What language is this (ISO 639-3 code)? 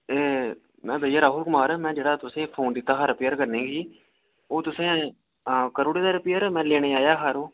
doi